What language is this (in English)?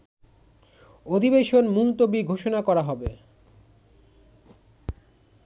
Bangla